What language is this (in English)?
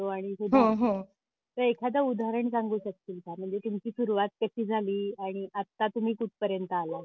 Marathi